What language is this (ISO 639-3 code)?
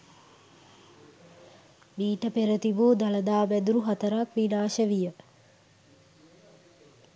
sin